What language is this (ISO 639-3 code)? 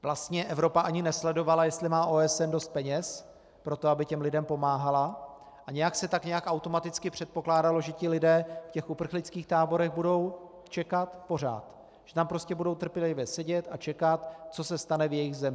ces